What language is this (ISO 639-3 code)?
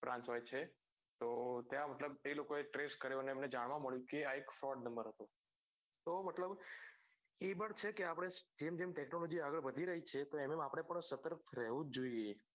guj